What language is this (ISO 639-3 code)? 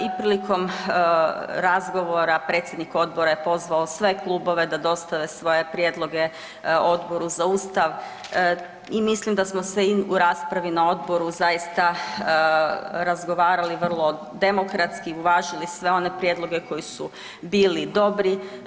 hrv